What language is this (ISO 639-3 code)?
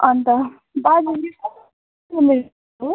nep